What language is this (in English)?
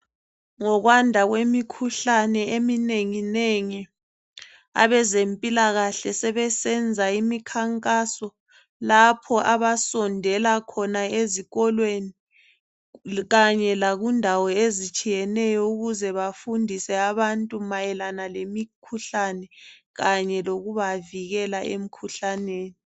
North Ndebele